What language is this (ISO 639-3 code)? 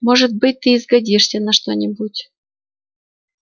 rus